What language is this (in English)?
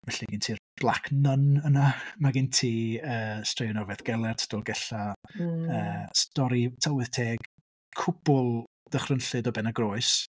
Welsh